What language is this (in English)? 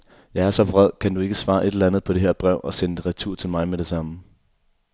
Danish